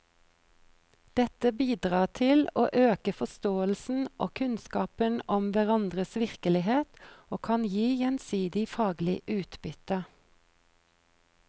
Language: Norwegian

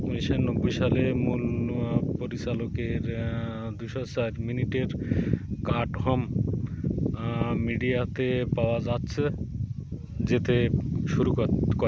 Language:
Bangla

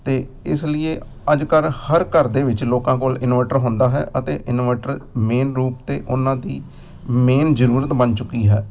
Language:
Punjabi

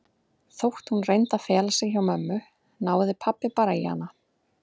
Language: Icelandic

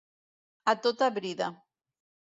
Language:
Catalan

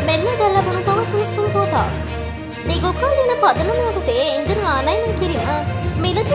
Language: Indonesian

